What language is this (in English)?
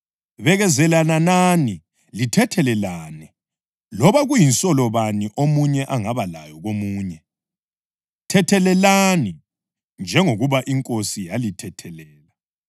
North Ndebele